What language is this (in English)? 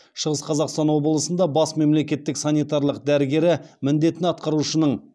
Kazakh